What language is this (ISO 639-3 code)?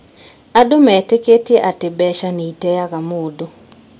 kik